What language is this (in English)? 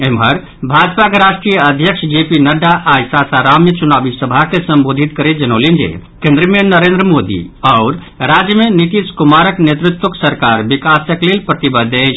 Maithili